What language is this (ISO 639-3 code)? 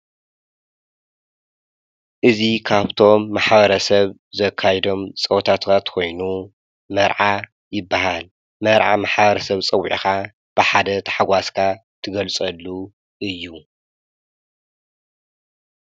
tir